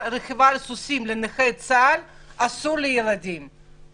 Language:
Hebrew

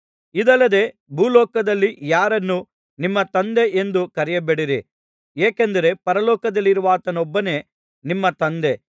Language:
Kannada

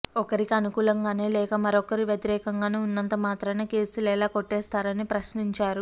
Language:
Telugu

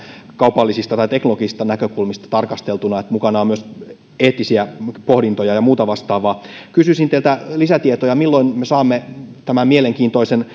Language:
Finnish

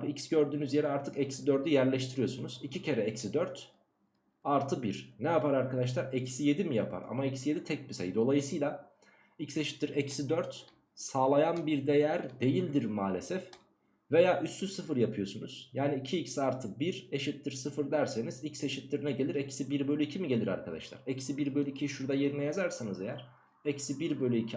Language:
Turkish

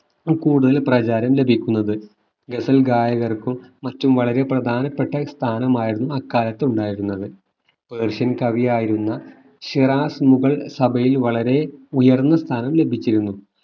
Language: Malayalam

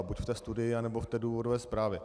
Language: Czech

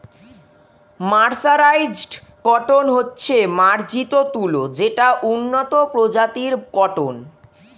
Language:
Bangla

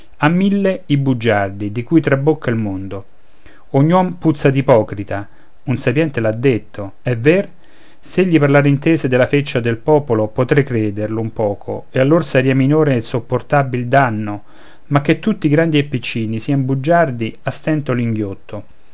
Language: Italian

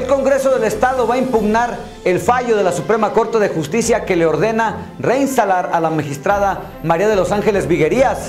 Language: Spanish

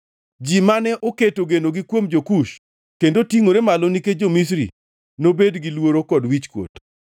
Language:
Luo (Kenya and Tanzania)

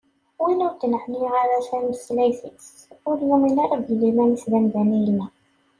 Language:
Kabyle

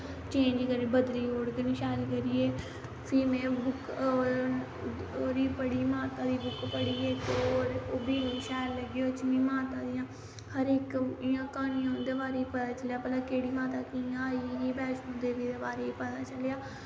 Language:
Dogri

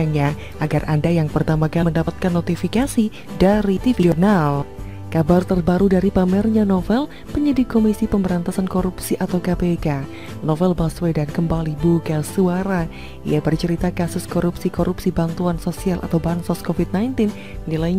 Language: Indonesian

